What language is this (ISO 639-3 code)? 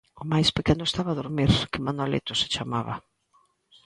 glg